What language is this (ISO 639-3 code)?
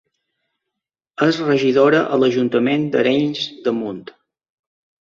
cat